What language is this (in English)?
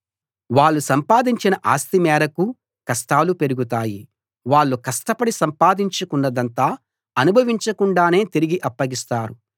Telugu